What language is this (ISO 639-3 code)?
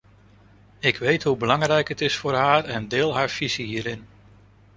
nld